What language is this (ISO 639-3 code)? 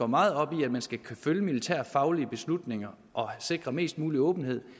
dan